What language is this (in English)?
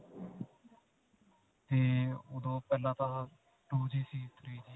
Punjabi